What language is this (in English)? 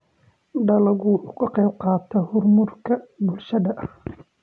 Somali